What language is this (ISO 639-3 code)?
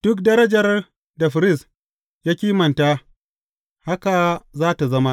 hau